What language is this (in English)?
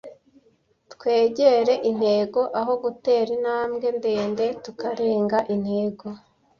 Kinyarwanda